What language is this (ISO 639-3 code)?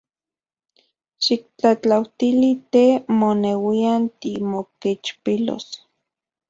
ncx